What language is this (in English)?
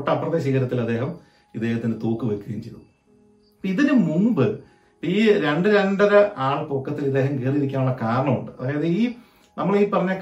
Malayalam